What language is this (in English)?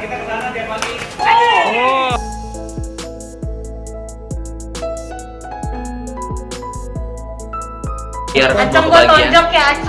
Indonesian